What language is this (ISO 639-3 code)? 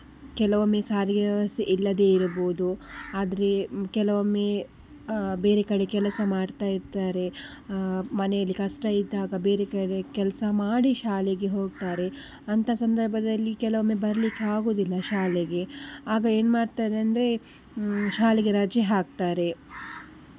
kan